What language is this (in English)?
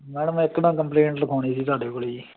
Punjabi